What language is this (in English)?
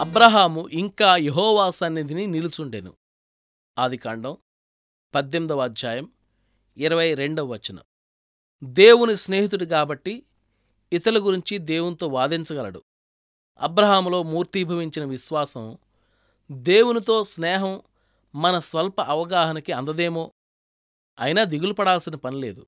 Telugu